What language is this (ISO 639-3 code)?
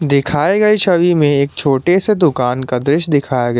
hin